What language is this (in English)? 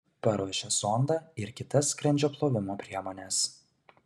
Lithuanian